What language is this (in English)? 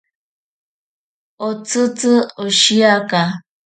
Ashéninka Perené